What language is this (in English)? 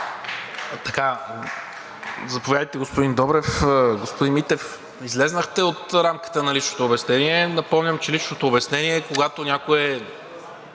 Bulgarian